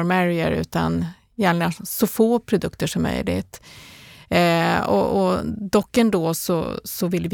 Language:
Swedish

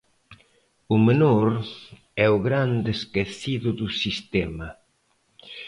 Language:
Galician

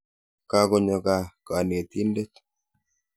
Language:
Kalenjin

